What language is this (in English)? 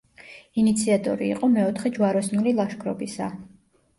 Georgian